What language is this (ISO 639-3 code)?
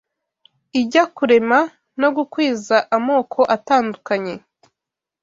kin